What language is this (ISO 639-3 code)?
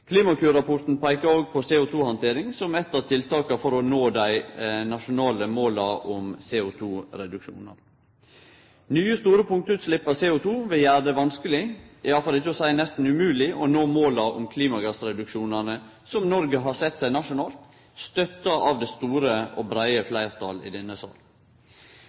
nno